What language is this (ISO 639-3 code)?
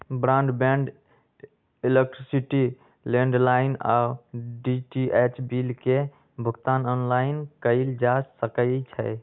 mag